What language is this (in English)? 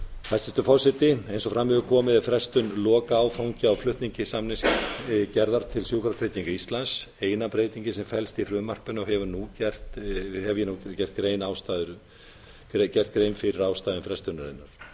Icelandic